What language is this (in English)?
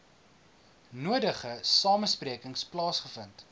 Afrikaans